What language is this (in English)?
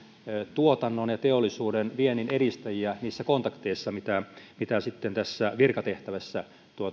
Finnish